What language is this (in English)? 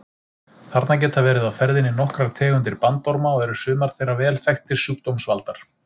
Icelandic